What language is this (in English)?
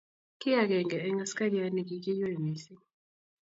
Kalenjin